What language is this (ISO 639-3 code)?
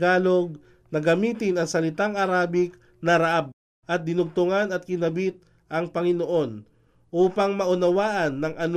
fil